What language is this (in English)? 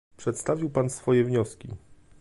Polish